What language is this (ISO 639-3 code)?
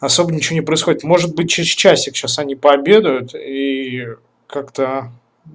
rus